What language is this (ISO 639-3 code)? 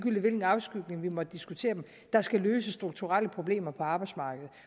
dan